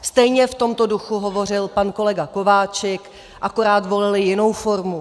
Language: Czech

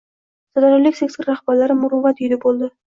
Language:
Uzbek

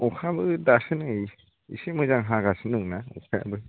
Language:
Bodo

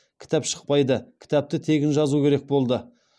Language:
Kazakh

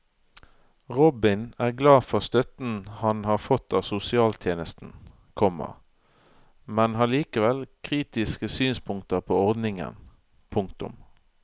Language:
Norwegian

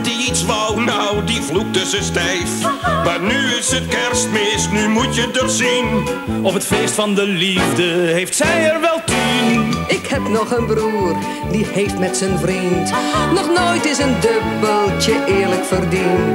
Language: Dutch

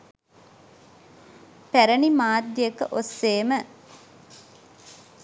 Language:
Sinhala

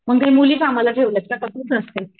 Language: Marathi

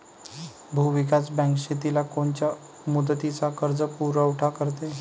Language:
Marathi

